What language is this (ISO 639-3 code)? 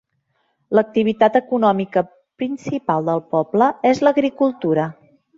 cat